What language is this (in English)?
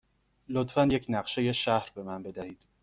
Persian